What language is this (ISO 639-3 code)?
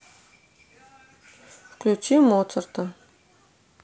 rus